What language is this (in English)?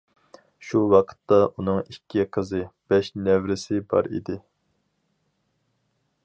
Uyghur